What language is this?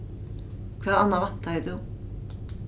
Faroese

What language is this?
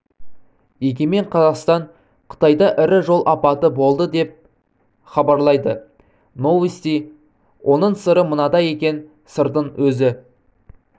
Kazakh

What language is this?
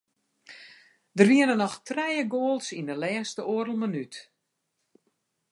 Western Frisian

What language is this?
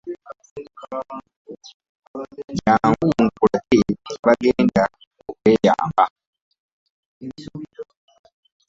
Ganda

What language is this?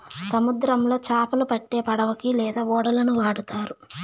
Telugu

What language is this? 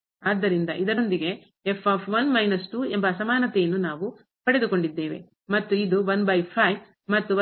Kannada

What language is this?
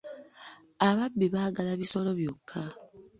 Ganda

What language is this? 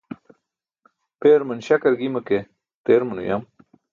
Burushaski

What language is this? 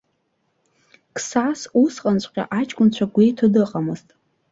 Abkhazian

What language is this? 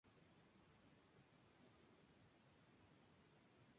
Spanish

